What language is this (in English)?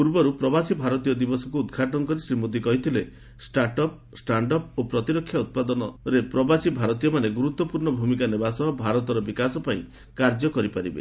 Odia